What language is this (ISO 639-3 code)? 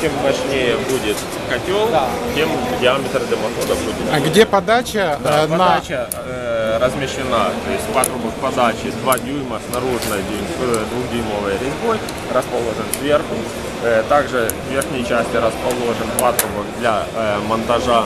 rus